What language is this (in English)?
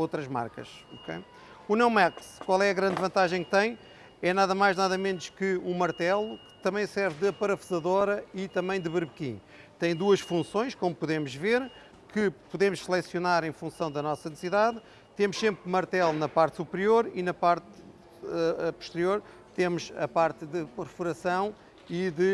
Portuguese